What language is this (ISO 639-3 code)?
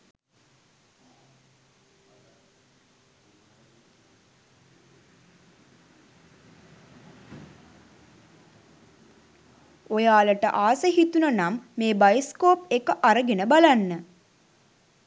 sin